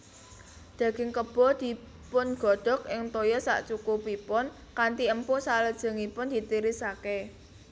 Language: Javanese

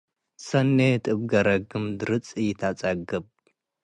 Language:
Tigre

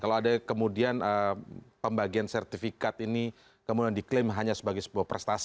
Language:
Indonesian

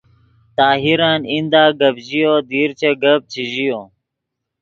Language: Yidgha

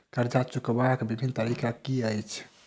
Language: Maithili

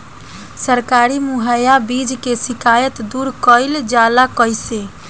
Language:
Bhojpuri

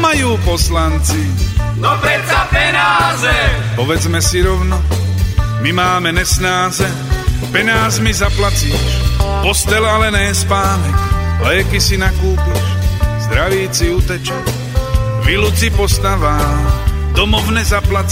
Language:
Slovak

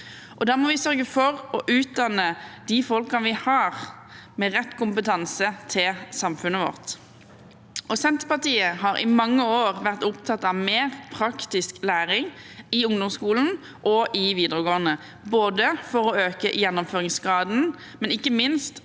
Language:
Norwegian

